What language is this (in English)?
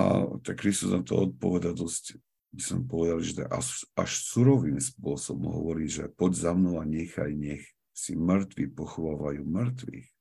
Slovak